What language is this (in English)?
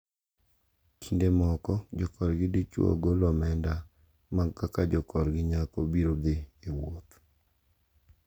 Luo (Kenya and Tanzania)